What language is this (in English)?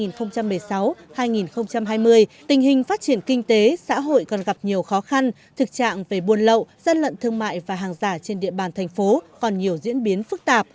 Vietnamese